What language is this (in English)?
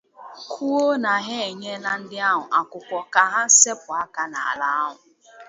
Igbo